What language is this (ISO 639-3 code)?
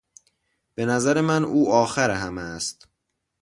fas